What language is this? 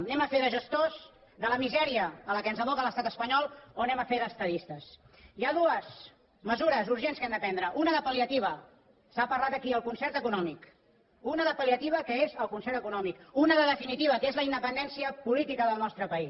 Catalan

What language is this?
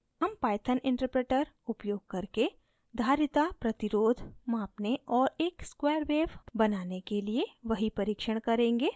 Hindi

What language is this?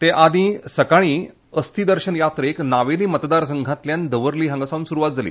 Konkani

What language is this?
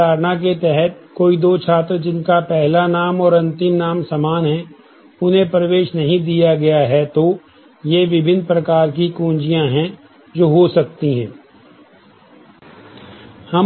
Hindi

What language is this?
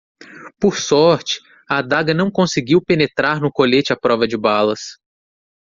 Portuguese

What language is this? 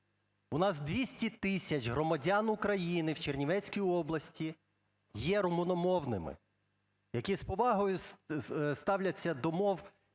Ukrainian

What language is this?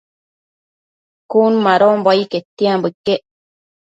Matsés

